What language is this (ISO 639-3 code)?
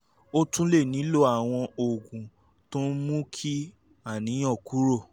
yor